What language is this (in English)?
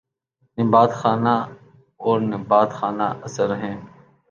Urdu